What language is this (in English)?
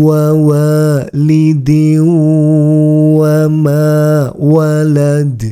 Arabic